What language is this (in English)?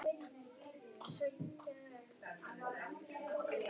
Icelandic